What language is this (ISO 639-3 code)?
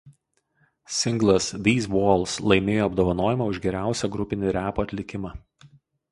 lit